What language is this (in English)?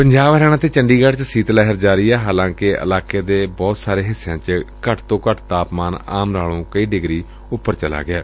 Punjabi